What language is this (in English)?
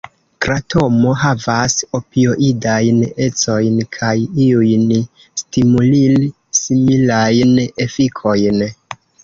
Esperanto